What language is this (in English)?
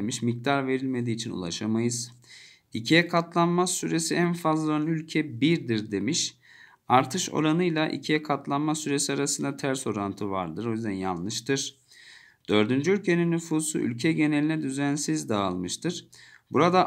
Turkish